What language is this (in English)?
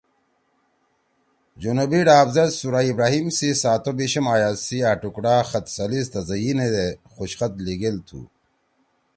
Torwali